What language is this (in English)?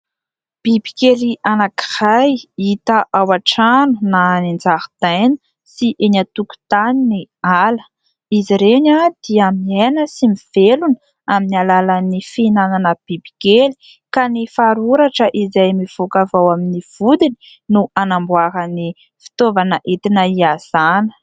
Malagasy